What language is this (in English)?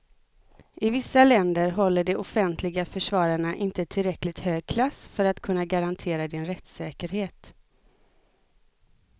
Swedish